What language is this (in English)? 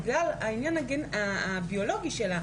Hebrew